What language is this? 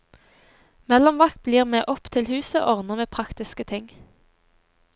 Norwegian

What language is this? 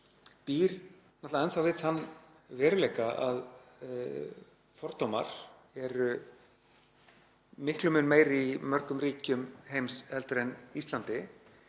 Icelandic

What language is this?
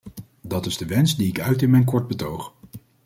Dutch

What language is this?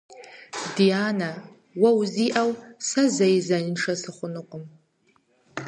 Kabardian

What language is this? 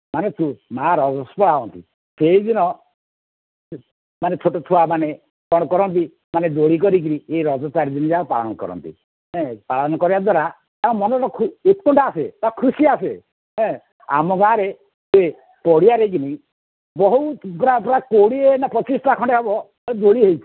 Odia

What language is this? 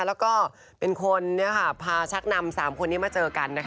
Thai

